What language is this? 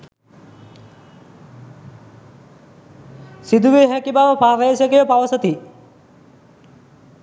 Sinhala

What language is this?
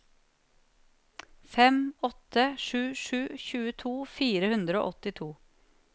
Norwegian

